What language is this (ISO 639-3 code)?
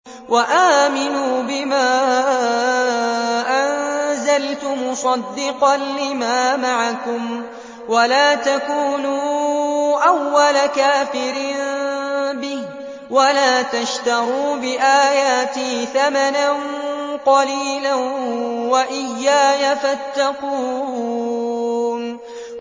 ara